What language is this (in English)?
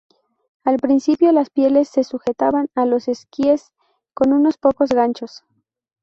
Spanish